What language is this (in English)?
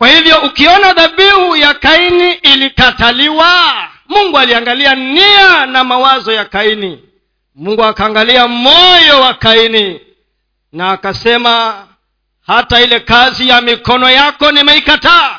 Swahili